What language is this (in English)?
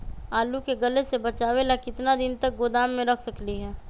Magahi